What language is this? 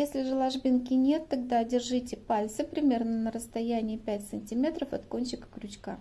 Russian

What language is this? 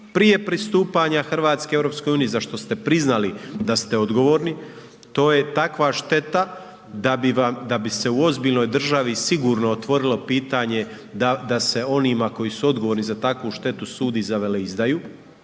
Croatian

